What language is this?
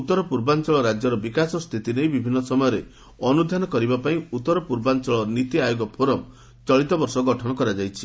Odia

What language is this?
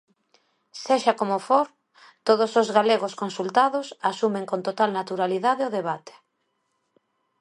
Galician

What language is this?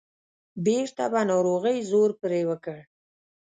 Pashto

